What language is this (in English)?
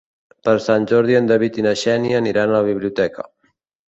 Catalan